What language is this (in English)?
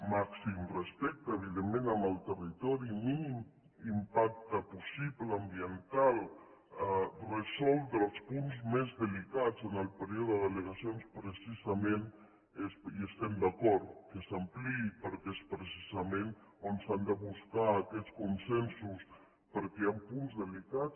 Catalan